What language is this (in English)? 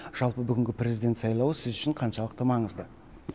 Kazakh